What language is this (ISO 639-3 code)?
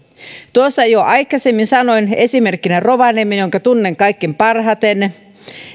fin